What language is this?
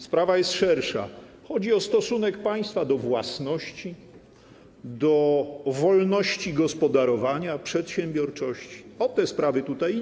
Polish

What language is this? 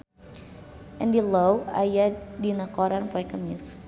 Sundanese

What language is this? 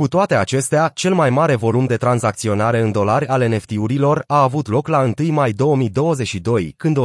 Romanian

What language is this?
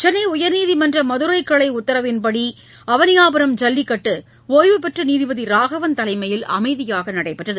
Tamil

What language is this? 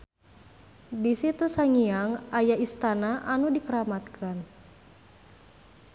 Sundanese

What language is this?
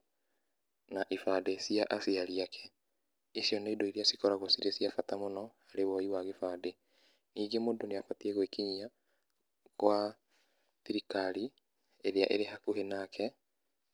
Kikuyu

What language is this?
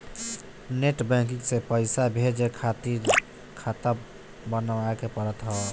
Bhojpuri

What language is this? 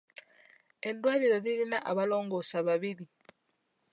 Ganda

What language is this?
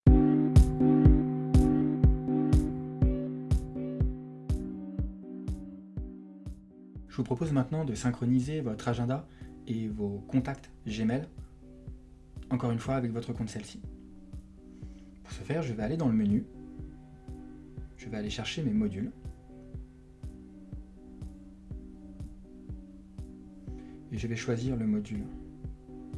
French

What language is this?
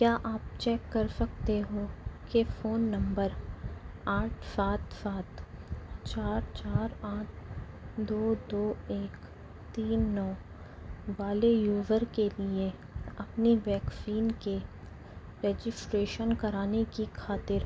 Urdu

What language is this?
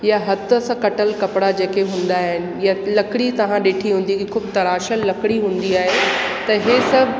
Sindhi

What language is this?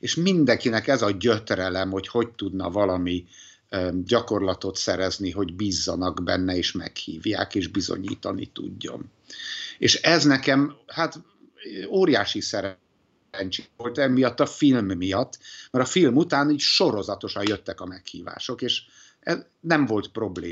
Hungarian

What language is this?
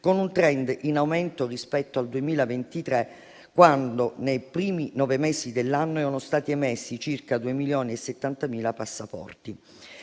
Italian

